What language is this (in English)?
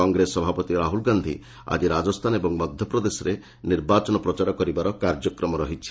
Odia